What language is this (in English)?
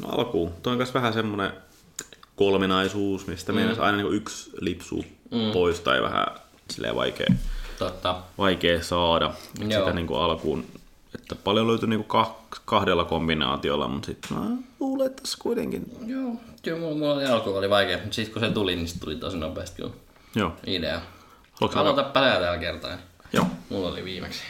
Finnish